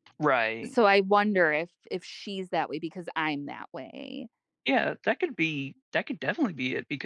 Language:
English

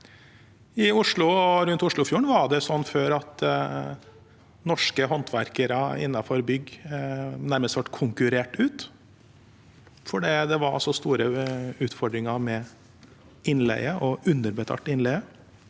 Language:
Norwegian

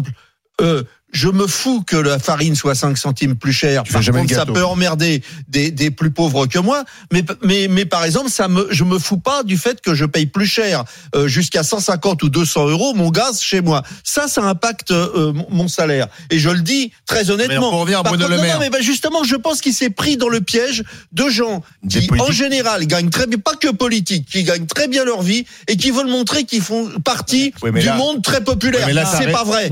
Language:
French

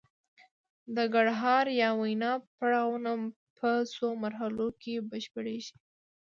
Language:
Pashto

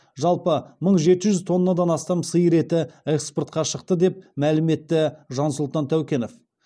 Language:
Kazakh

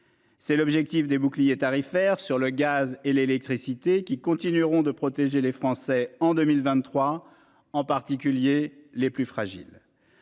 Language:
French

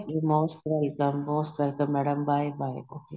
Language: Punjabi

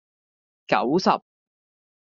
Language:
Cantonese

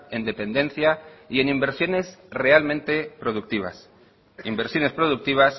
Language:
Spanish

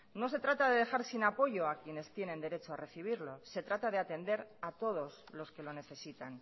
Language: Spanish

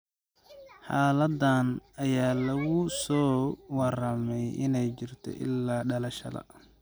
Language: Somali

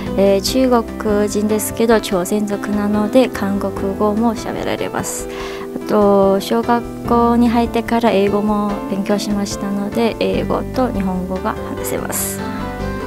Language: Japanese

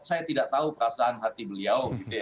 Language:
Indonesian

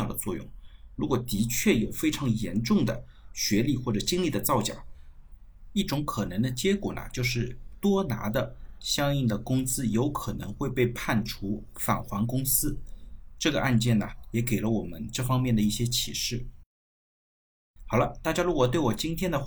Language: Chinese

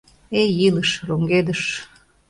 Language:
Mari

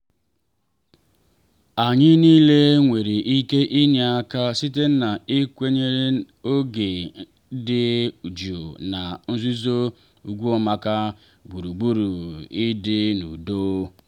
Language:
Igbo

